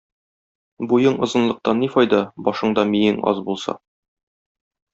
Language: Tatar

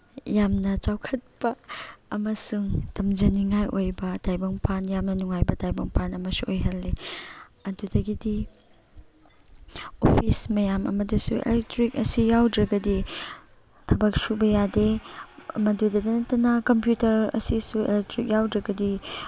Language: Manipuri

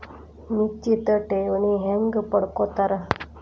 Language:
Kannada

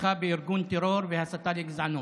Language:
Hebrew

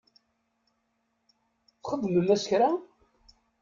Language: Kabyle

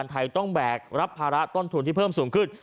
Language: Thai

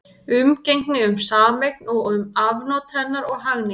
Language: Icelandic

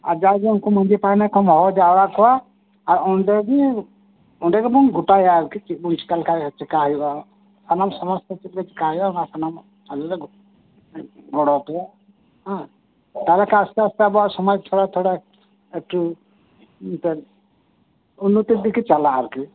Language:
Santali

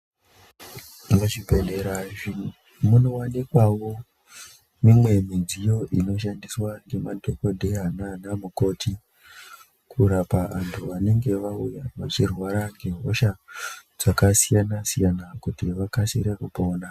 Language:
Ndau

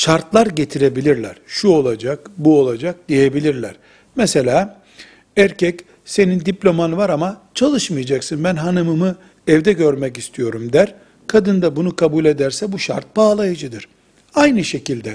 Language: Turkish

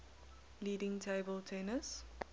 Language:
English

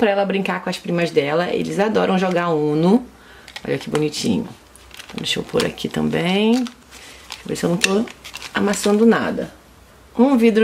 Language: Portuguese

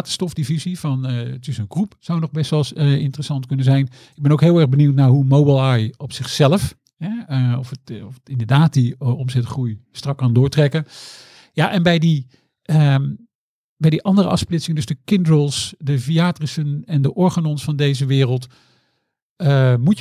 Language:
Dutch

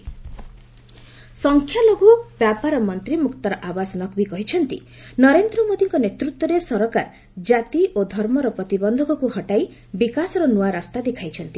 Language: Odia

